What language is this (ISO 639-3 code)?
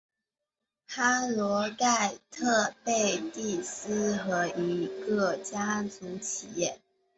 zho